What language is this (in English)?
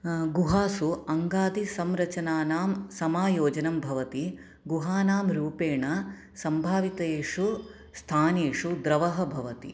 Sanskrit